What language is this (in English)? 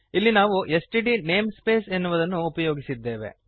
Kannada